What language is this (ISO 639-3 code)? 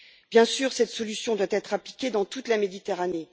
fra